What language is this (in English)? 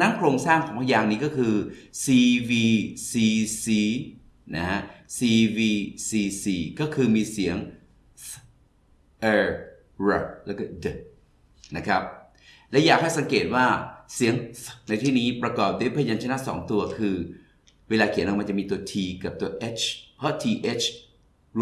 Thai